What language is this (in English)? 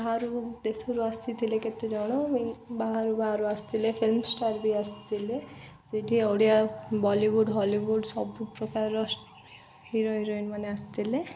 Odia